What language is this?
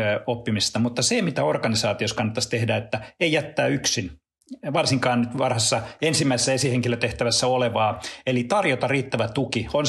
Finnish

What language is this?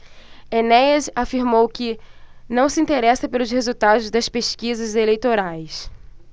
Portuguese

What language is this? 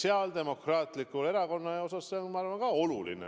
Estonian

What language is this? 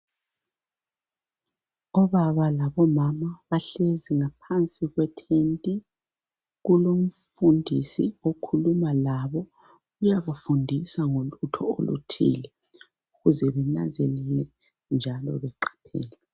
North Ndebele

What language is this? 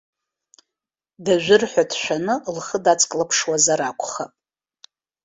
Abkhazian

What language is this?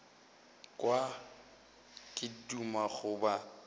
Northern Sotho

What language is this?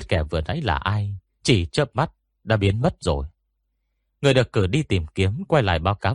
Vietnamese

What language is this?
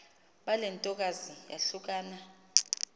Xhosa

